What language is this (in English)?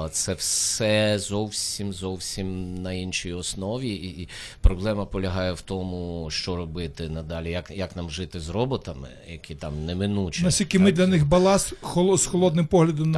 Ukrainian